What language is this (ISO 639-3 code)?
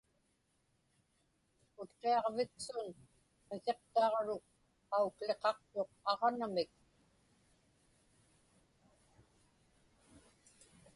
ipk